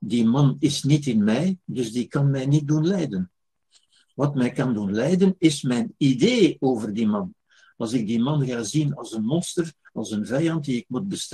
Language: Dutch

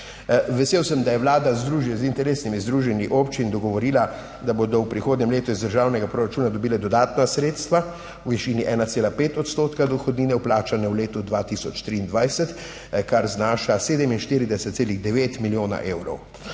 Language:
Slovenian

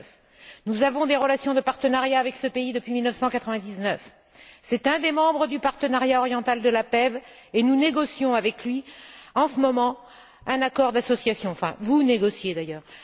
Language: French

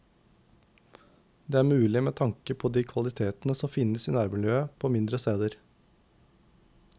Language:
Norwegian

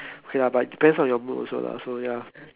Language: English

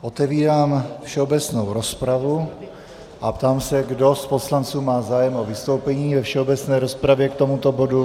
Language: Czech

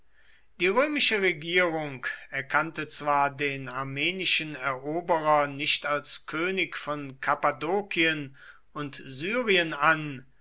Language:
German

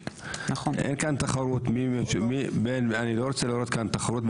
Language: Hebrew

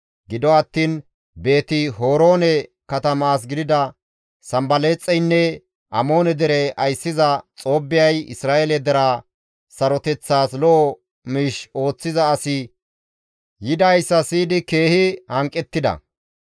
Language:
Gamo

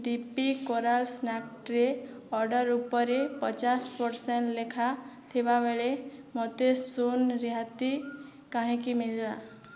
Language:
Odia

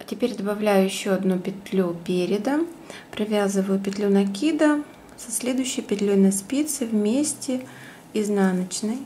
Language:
Russian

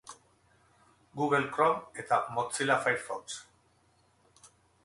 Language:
Basque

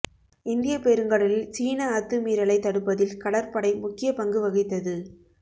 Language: Tamil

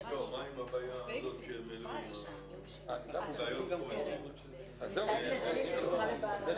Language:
Hebrew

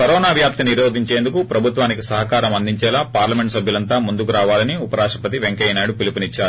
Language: Telugu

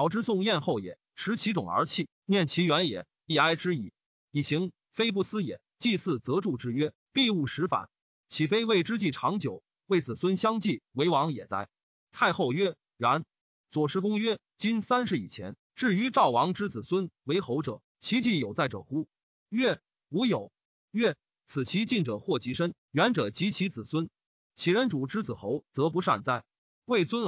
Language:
Chinese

